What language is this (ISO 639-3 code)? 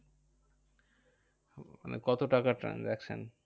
ben